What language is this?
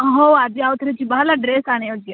Odia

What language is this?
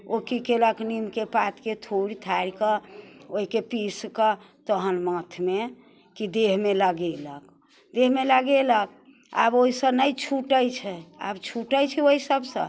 Maithili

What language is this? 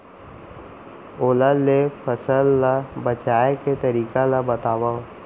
Chhattisgarhi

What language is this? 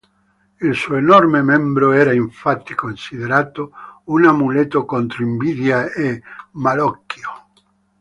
Italian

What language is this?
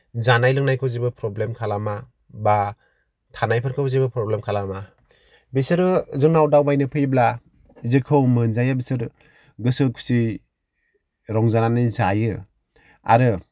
Bodo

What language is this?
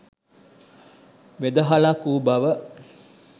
Sinhala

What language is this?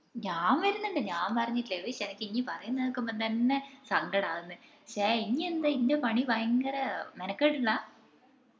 Malayalam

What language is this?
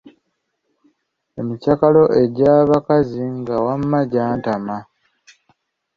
Ganda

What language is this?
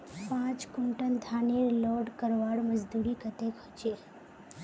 Magahi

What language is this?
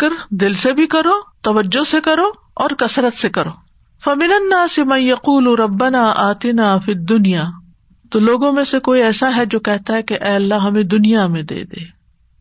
Urdu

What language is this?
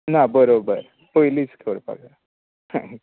Konkani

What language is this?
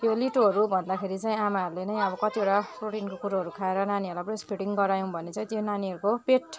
Nepali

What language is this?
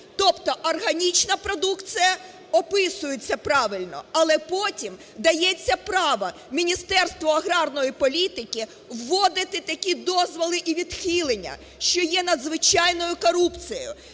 Ukrainian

